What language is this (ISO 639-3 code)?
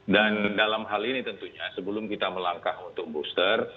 ind